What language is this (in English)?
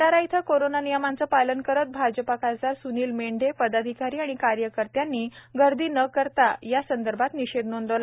Marathi